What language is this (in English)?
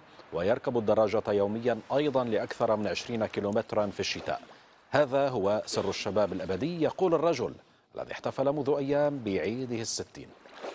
Arabic